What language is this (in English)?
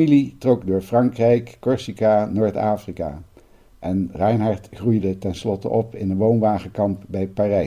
Dutch